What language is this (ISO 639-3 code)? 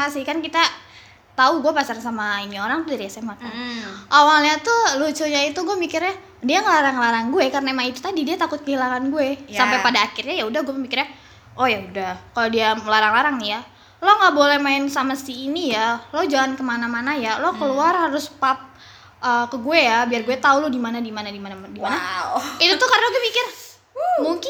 ind